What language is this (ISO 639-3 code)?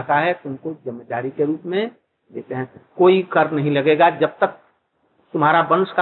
hin